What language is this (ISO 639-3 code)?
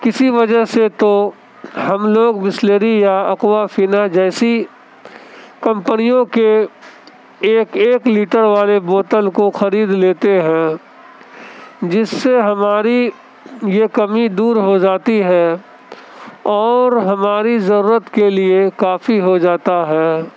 urd